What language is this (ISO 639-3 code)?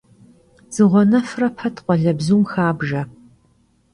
kbd